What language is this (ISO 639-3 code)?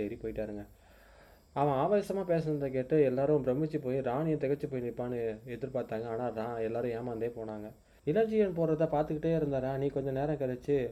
tam